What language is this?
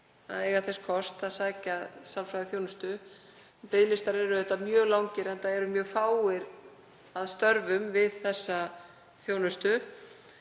Icelandic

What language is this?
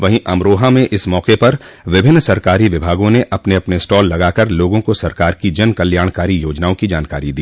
Hindi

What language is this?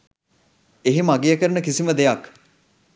Sinhala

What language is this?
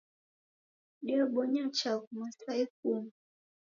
Taita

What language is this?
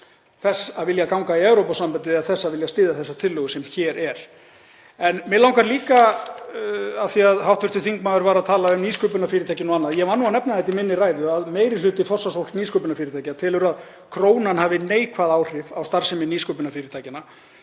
Icelandic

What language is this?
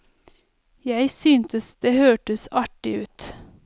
Norwegian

